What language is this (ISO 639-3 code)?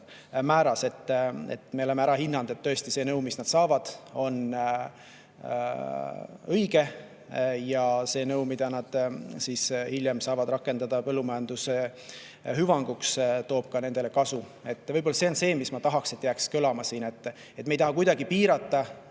est